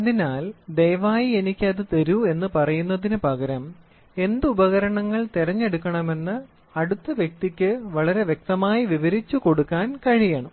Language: Malayalam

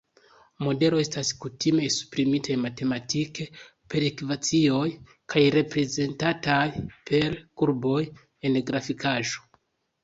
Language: Esperanto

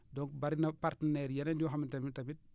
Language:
Wolof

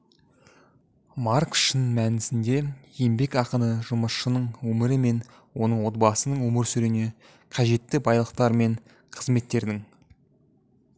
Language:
Kazakh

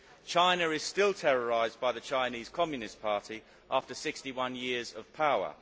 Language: English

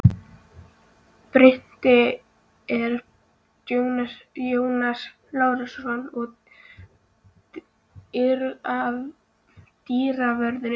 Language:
Icelandic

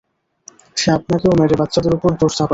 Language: Bangla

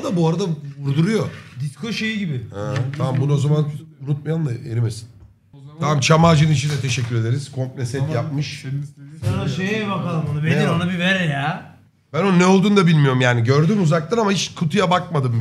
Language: Turkish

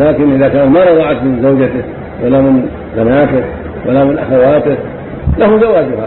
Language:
Arabic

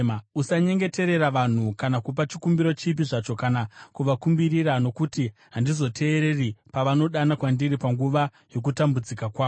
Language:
Shona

